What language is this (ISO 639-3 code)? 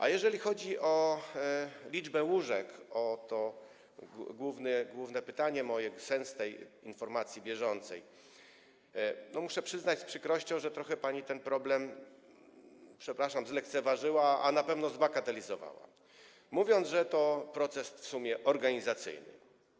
pol